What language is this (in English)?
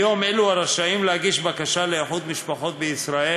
Hebrew